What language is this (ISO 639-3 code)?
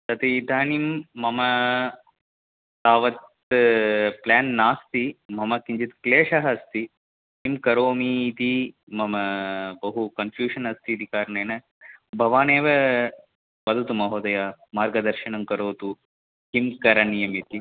san